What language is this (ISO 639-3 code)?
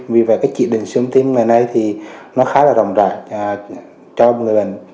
vie